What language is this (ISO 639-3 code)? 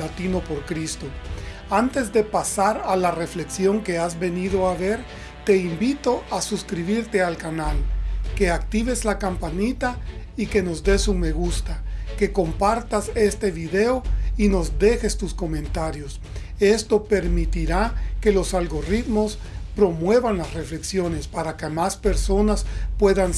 spa